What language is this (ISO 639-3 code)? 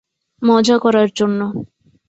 ben